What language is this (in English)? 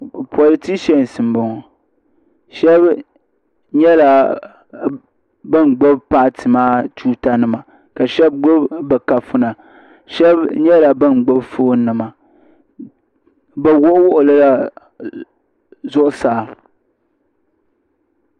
Dagbani